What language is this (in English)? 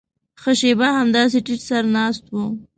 Pashto